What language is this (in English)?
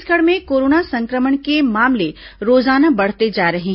Hindi